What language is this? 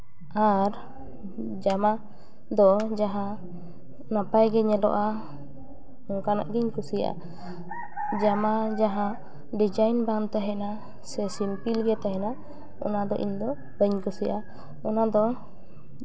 Santali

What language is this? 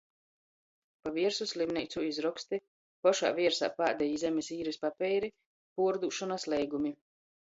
Latgalian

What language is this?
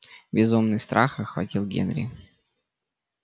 Russian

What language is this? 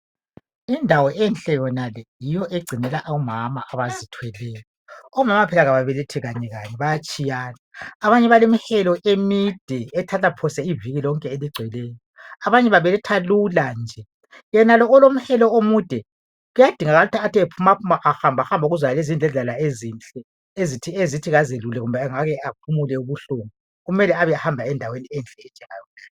North Ndebele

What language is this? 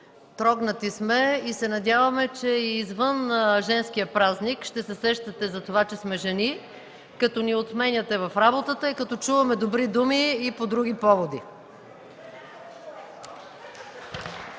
Bulgarian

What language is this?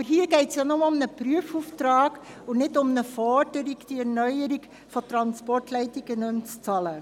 Swiss German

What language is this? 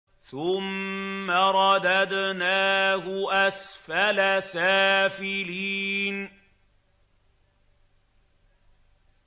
Arabic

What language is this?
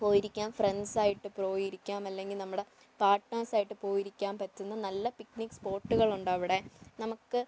Malayalam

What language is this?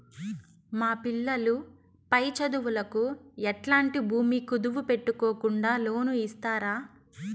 Telugu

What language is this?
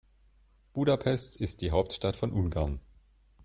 German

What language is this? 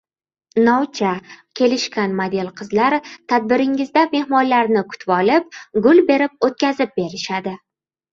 Uzbek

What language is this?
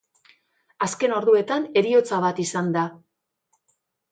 Basque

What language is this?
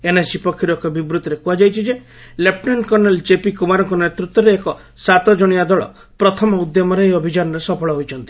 Odia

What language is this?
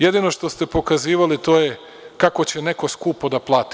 Serbian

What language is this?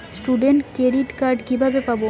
Bangla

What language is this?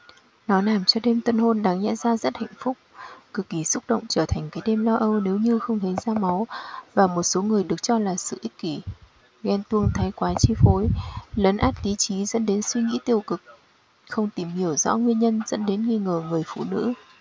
Vietnamese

